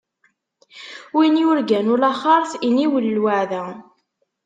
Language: Kabyle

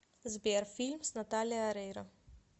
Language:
Russian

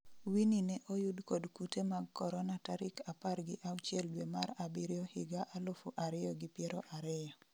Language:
Luo (Kenya and Tanzania)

